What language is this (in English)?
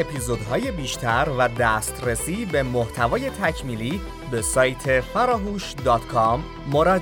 Persian